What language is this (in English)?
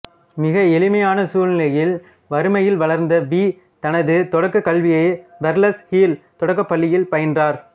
Tamil